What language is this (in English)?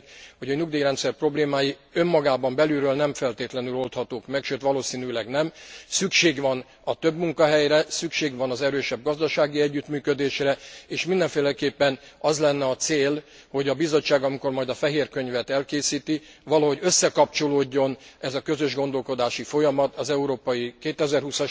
Hungarian